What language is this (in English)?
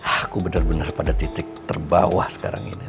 Indonesian